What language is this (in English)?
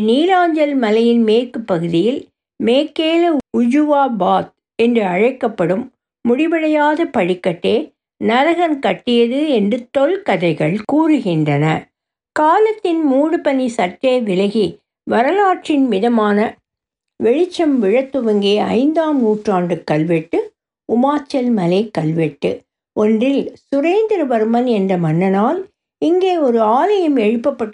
Tamil